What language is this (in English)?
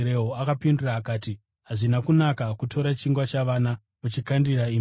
Shona